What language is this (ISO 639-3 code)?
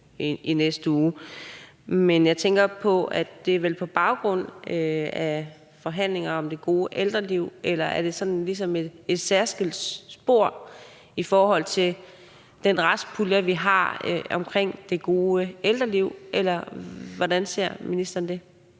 dan